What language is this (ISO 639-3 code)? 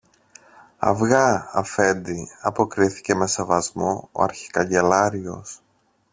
ell